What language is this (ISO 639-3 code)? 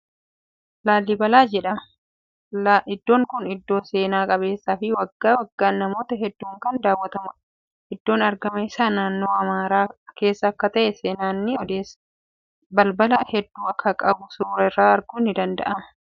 orm